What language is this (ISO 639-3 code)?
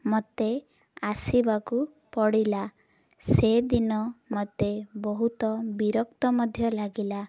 ori